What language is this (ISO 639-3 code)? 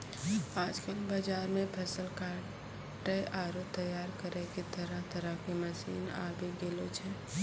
mai